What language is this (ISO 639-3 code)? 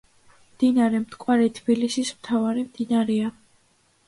kat